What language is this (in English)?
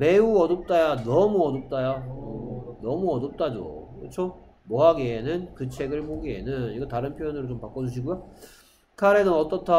Korean